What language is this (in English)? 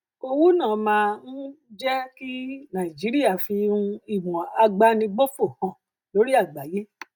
Yoruba